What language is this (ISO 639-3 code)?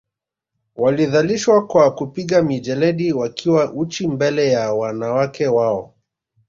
swa